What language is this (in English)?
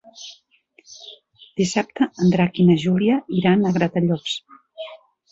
Catalan